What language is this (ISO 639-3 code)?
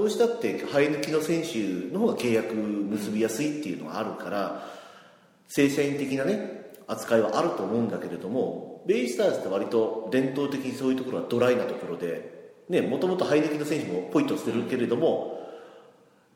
jpn